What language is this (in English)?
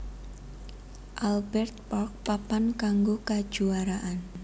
Javanese